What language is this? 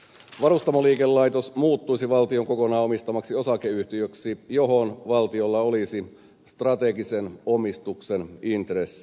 Finnish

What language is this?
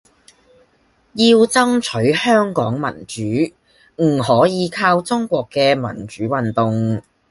Cantonese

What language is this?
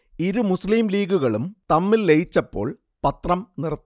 Malayalam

